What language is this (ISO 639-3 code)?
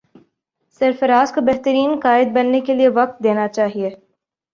urd